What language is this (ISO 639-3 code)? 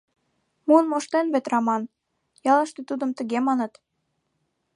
chm